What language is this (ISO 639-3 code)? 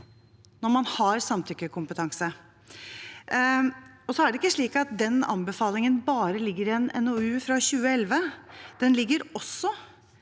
nor